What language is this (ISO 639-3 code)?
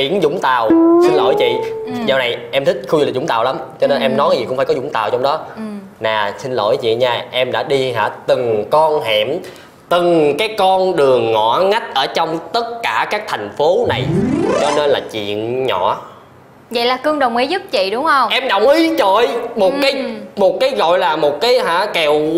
vie